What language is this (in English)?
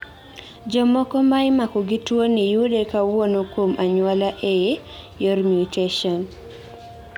Luo (Kenya and Tanzania)